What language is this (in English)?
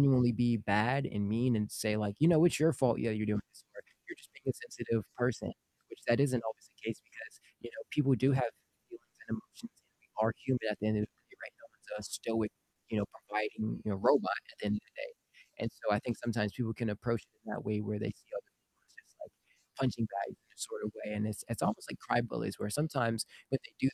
English